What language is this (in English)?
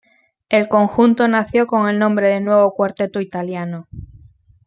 Spanish